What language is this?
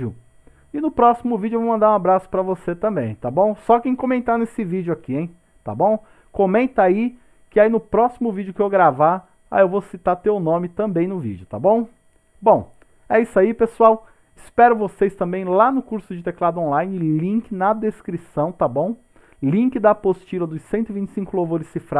Portuguese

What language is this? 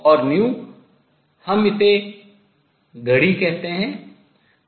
Hindi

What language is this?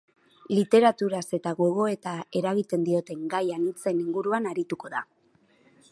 Basque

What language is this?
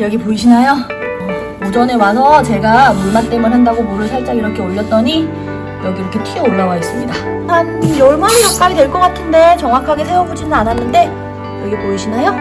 Korean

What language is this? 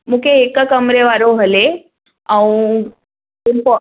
Sindhi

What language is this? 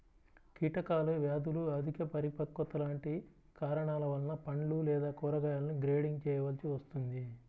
Telugu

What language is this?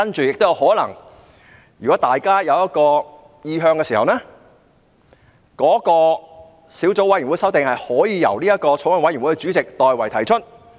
Cantonese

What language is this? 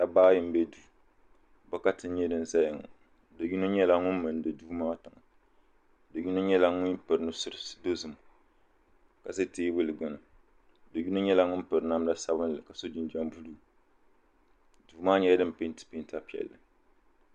Dagbani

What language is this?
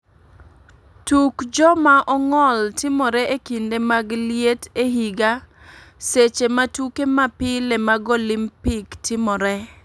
Luo (Kenya and Tanzania)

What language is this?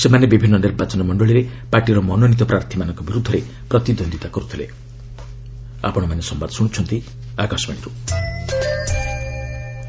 Odia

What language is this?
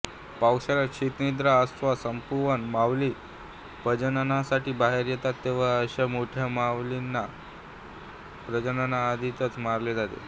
Marathi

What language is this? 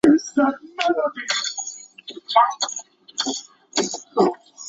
Chinese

